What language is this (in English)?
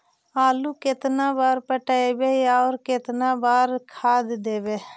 Magahi